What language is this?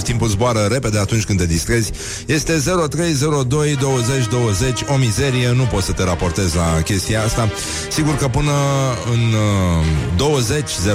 Romanian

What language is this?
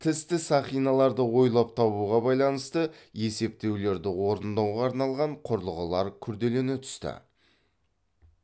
Kazakh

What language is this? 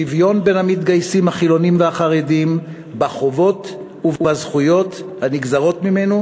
Hebrew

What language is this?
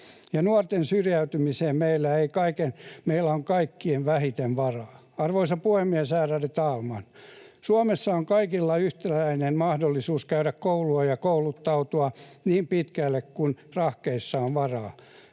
Finnish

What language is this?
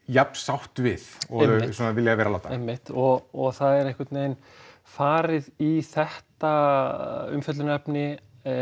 Icelandic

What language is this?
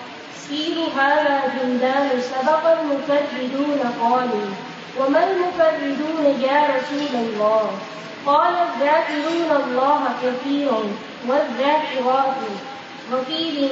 Urdu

